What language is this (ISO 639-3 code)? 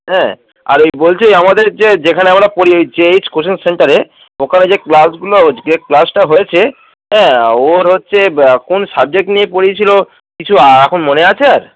ben